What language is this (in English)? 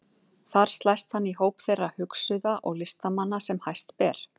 Icelandic